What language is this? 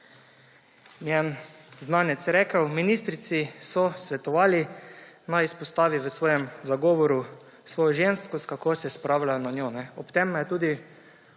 Slovenian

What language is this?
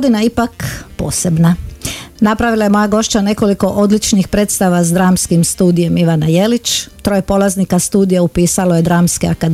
Croatian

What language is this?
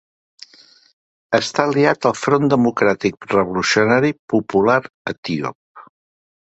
Catalan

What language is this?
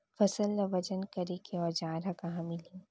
Chhattisgarhi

